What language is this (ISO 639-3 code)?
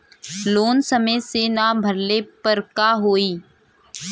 bho